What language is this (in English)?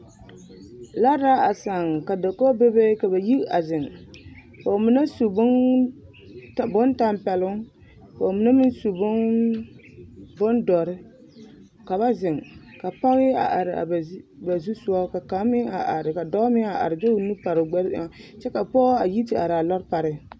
Southern Dagaare